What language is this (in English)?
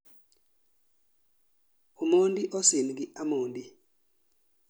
Luo (Kenya and Tanzania)